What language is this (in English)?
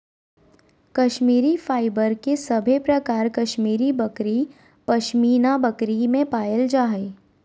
Magahi